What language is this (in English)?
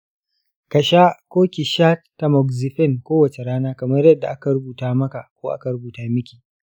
Hausa